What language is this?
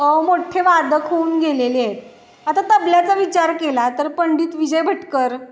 Marathi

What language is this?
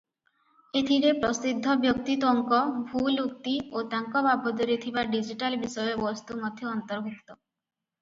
Odia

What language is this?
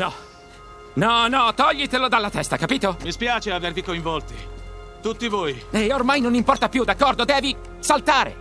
Italian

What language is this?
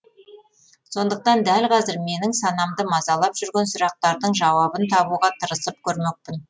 Kazakh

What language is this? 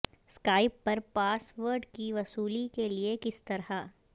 Urdu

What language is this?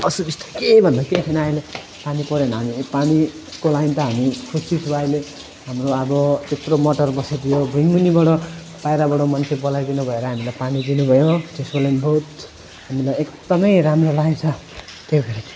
Nepali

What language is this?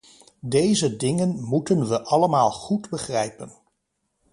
Dutch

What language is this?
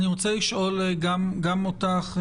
Hebrew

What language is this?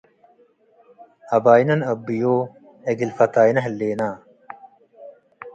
Tigre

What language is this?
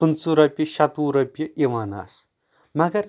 Kashmiri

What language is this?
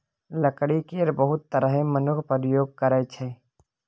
Maithili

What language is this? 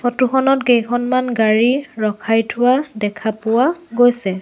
Assamese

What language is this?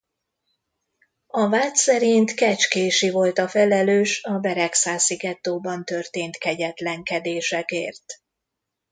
Hungarian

